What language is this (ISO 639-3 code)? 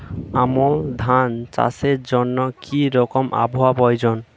ben